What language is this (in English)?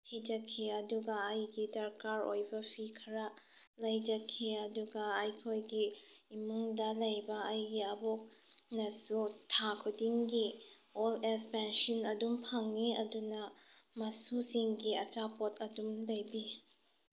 Manipuri